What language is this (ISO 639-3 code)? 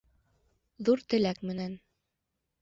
bak